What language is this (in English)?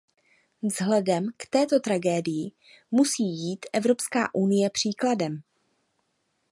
Czech